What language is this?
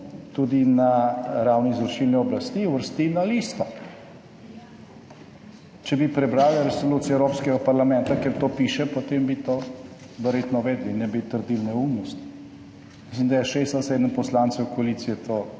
Slovenian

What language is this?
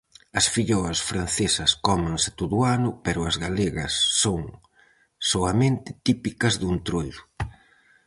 Galician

